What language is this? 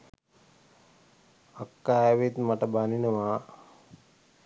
Sinhala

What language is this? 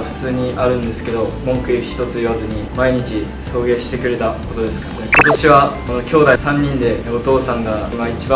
Japanese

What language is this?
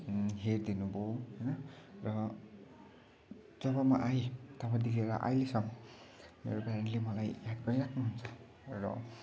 Nepali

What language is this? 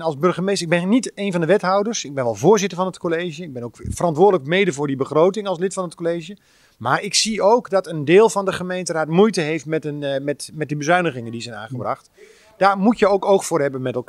Dutch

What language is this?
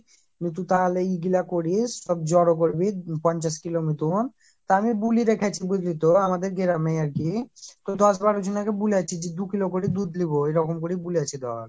Bangla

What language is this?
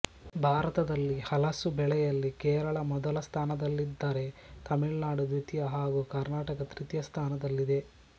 Kannada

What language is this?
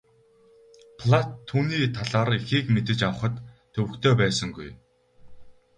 Mongolian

